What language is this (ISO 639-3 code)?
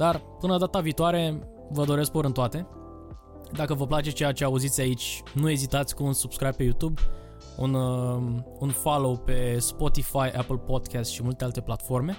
ron